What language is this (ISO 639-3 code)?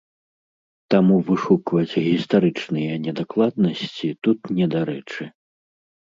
bel